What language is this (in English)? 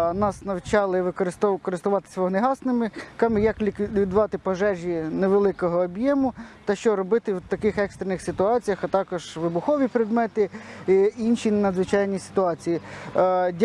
Ukrainian